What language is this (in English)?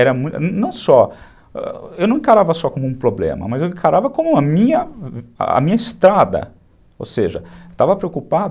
Portuguese